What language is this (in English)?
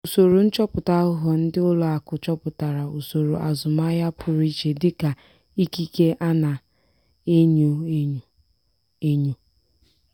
Igbo